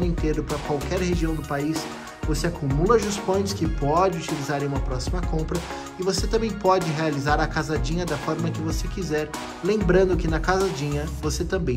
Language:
Portuguese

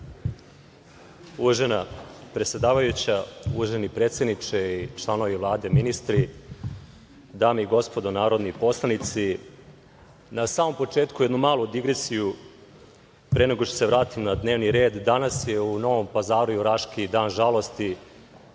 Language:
Serbian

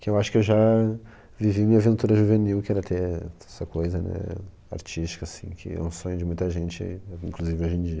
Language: Portuguese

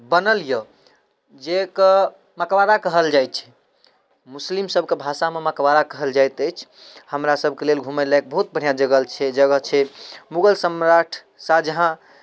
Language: Maithili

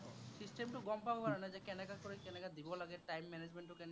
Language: Assamese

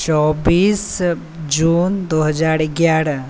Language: Maithili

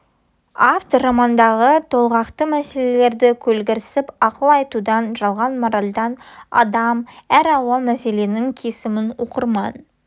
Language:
Kazakh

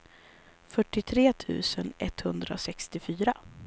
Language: Swedish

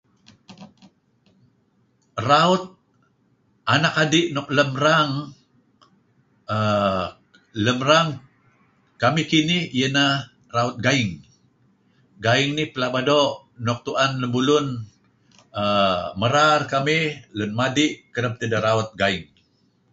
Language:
Kelabit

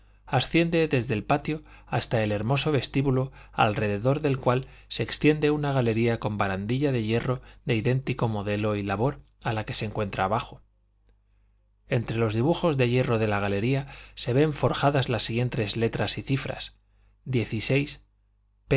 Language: Spanish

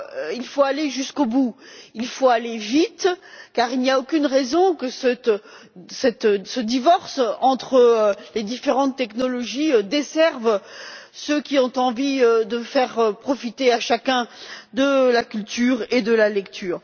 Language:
French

